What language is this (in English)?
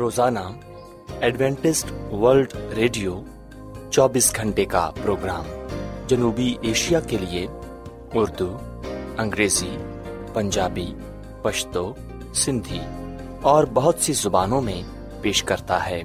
Urdu